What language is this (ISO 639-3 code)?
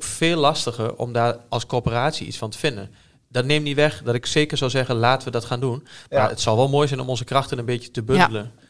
nld